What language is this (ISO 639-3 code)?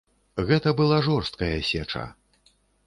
bel